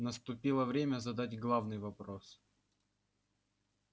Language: Russian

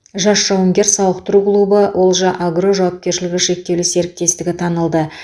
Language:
Kazakh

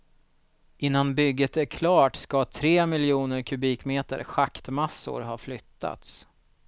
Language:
Swedish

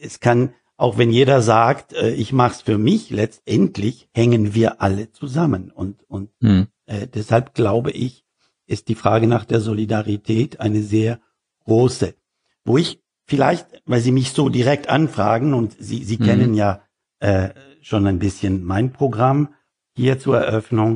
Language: German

